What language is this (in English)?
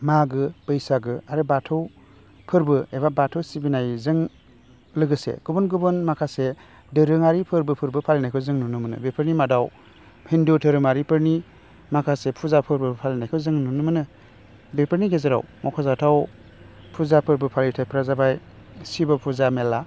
Bodo